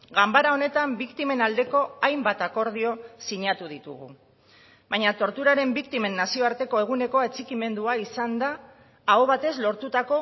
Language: Basque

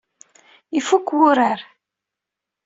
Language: Kabyle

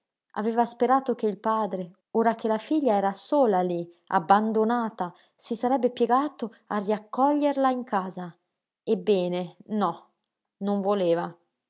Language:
Italian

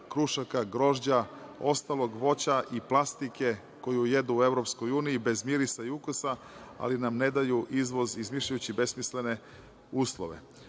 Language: Serbian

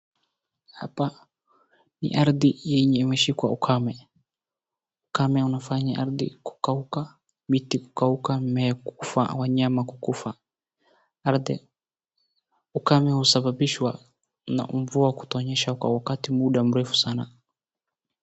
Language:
Swahili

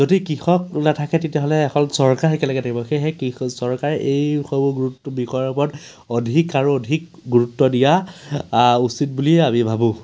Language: Assamese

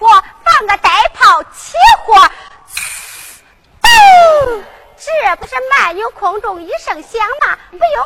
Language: Chinese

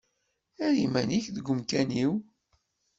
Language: Kabyle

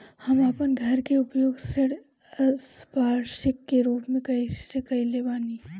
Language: Bhojpuri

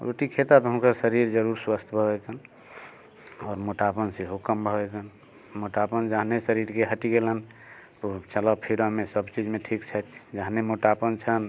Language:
Maithili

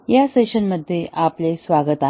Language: Marathi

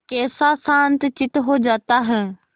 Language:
Hindi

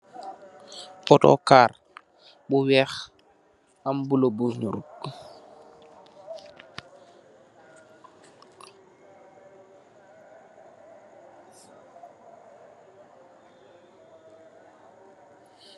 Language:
Wolof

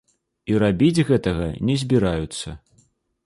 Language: Belarusian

